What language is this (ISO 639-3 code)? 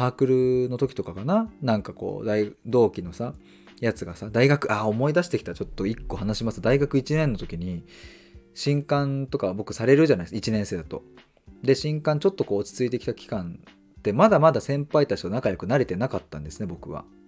jpn